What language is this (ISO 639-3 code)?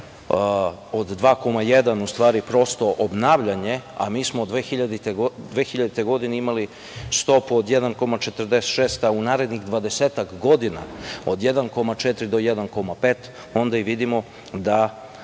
srp